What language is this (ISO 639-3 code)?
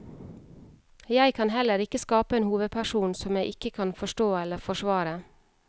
nor